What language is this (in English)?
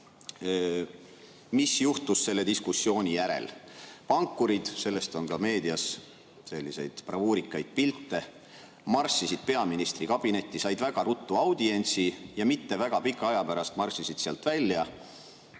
Estonian